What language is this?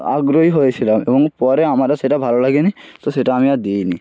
Bangla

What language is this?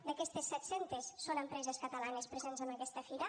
Catalan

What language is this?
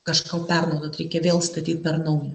Lithuanian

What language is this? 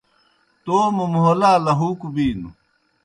Kohistani Shina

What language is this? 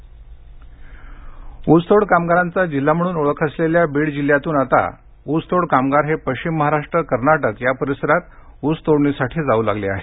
Marathi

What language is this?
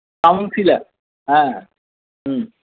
Bangla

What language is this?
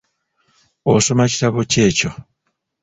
Ganda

